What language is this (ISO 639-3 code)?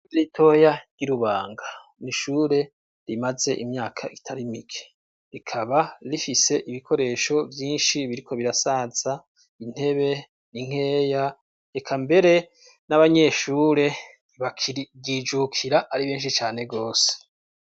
run